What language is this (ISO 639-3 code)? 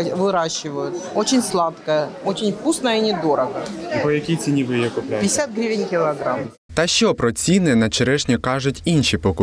ukr